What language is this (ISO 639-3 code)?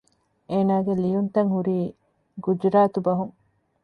div